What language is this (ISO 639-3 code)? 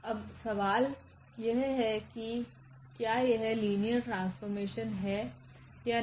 hin